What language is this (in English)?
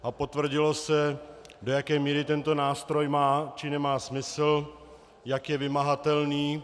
Czech